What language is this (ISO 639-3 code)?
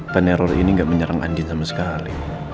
ind